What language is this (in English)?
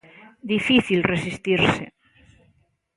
Galician